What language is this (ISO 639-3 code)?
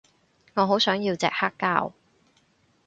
yue